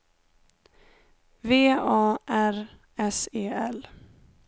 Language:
Swedish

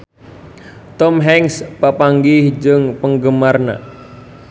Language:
Sundanese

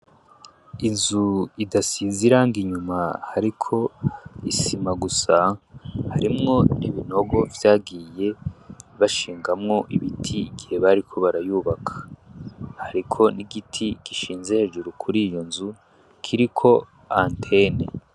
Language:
Rundi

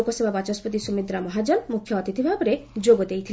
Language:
Odia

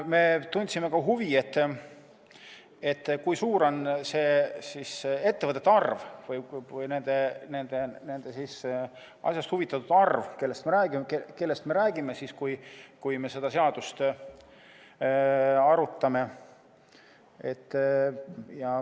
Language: Estonian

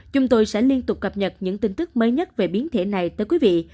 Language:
Vietnamese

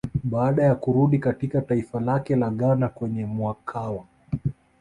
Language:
Swahili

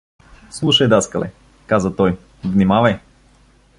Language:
Bulgarian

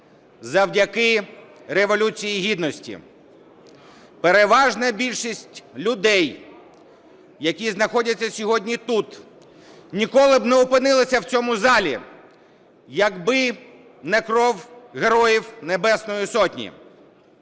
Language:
Ukrainian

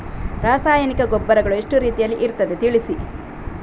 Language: Kannada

